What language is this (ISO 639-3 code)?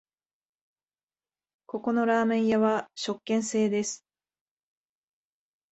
jpn